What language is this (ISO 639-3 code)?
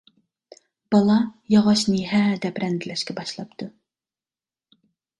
uig